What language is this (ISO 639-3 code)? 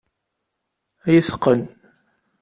kab